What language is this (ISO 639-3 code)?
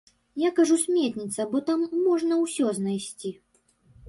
bel